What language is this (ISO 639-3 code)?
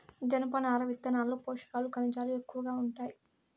tel